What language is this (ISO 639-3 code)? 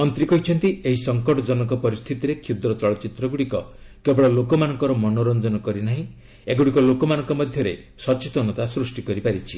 ori